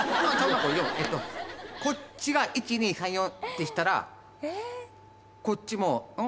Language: Japanese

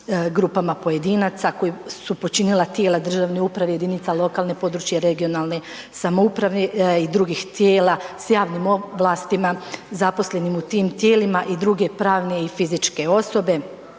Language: Croatian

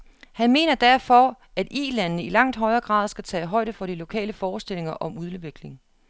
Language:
Danish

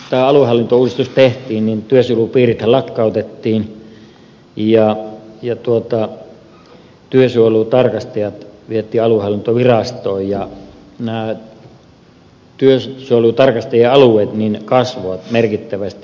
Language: Finnish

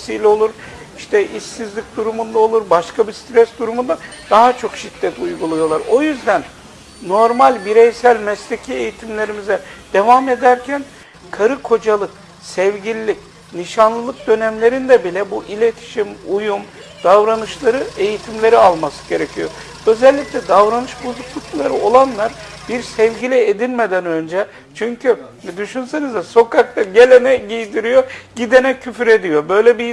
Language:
Turkish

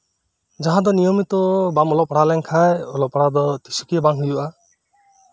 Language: Santali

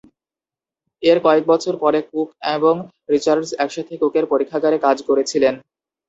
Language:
Bangla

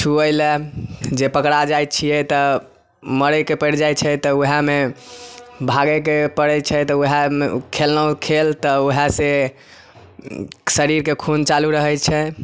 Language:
Maithili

